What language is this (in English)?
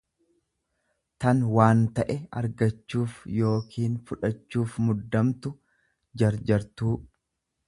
Oromo